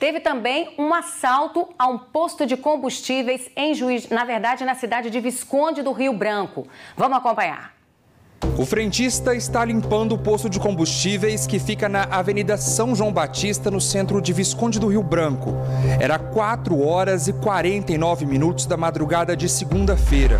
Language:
Portuguese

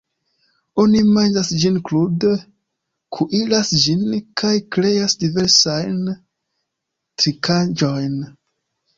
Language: Esperanto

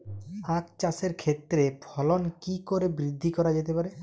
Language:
Bangla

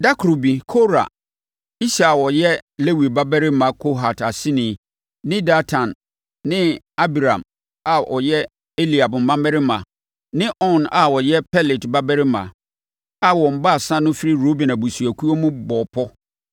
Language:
Akan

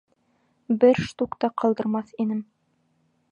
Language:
Bashkir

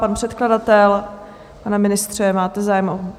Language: Czech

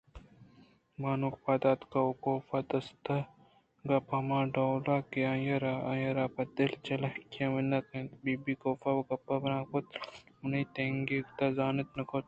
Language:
Eastern Balochi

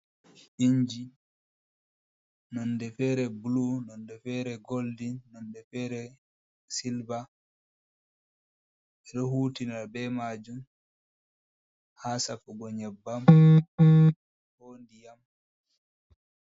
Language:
Fula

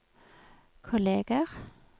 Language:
Norwegian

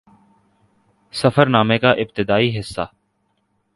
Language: Urdu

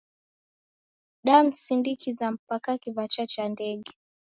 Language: Taita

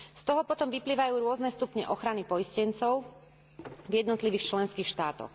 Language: Slovak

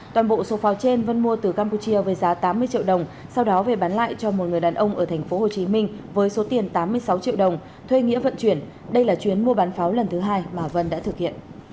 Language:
Vietnamese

